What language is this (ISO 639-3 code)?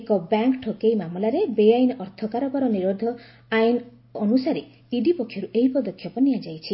ori